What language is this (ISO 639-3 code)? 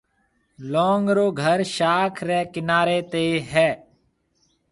mve